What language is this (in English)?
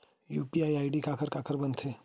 Chhattisgarhi